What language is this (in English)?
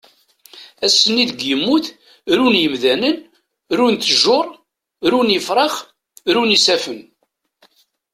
Kabyle